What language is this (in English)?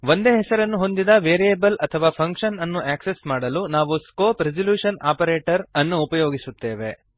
Kannada